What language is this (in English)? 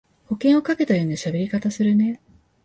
Japanese